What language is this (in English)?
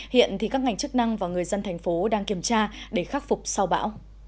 Vietnamese